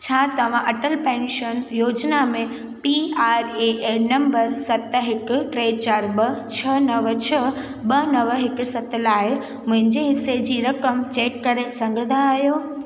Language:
Sindhi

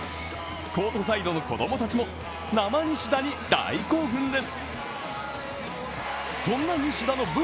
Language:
Japanese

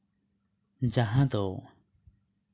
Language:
Santali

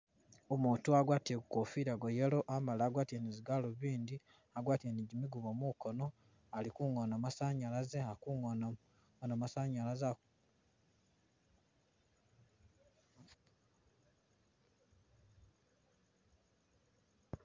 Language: Masaaba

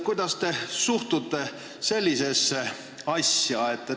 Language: Estonian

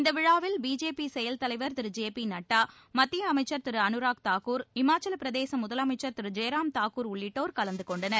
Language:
Tamil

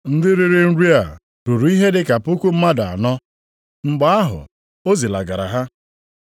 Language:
Igbo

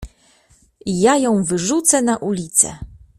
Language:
Polish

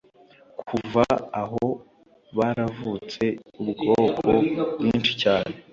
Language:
Kinyarwanda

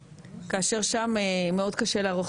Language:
Hebrew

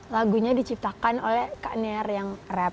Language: Indonesian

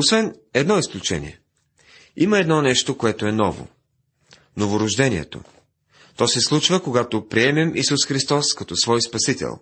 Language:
Bulgarian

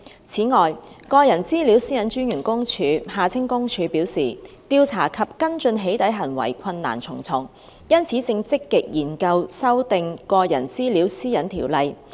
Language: Cantonese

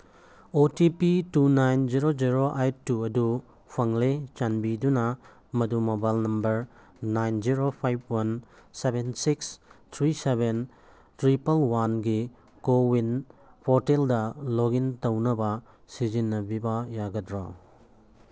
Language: Manipuri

